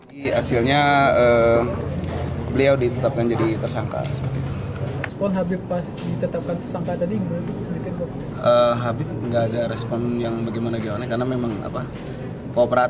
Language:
Indonesian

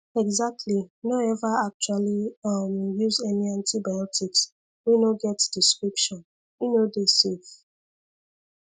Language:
Nigerian Pidgin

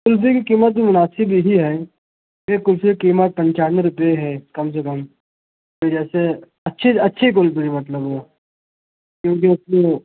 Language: Urdu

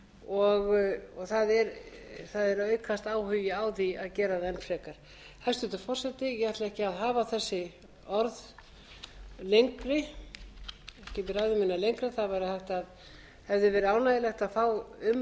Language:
Icelandic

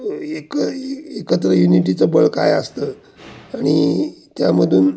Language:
Marathi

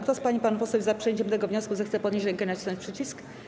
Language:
Polish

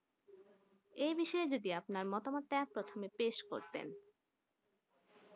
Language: Bangla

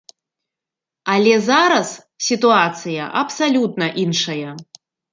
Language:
Belarusian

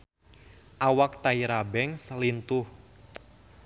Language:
Sundanese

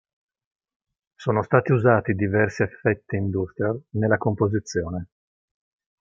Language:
Italian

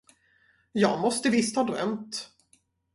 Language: Swedish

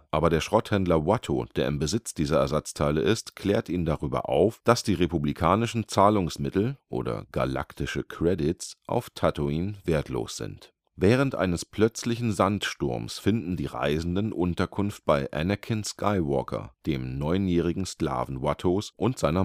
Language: German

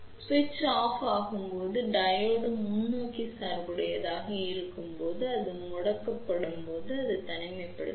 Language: Tamil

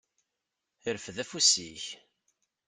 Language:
Kabyle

